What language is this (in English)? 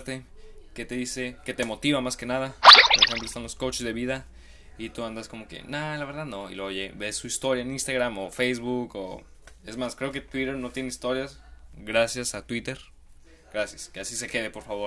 Spanish